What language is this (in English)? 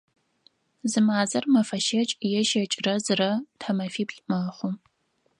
Adyghe